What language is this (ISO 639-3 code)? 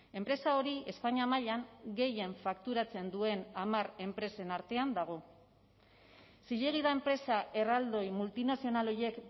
eus